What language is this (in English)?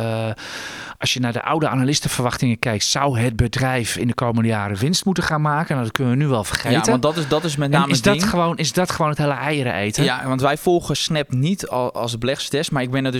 Dutch